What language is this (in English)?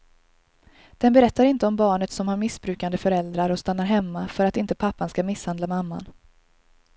Swedish